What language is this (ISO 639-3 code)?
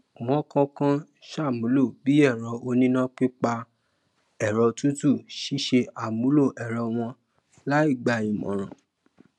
yor